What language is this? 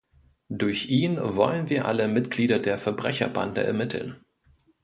German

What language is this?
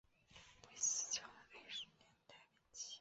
Chinese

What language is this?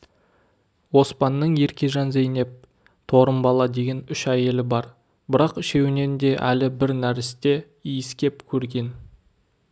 Kazakh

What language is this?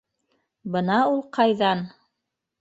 Bashkir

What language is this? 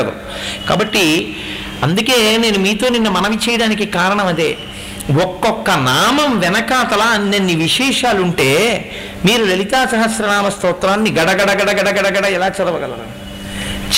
Telugu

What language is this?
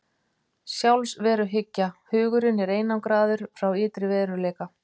Icelandic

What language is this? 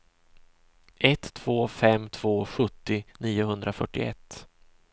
Swedish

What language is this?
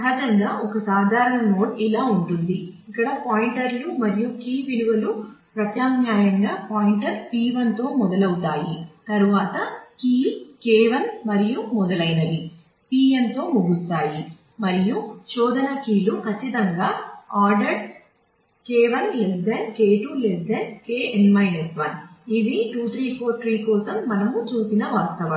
Telugu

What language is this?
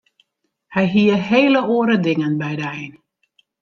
Western Frisian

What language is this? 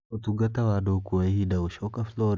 Kikuyu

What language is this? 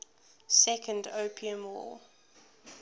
English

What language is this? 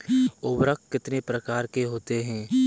Hindi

